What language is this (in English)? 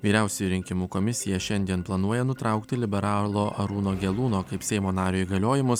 Lithuanian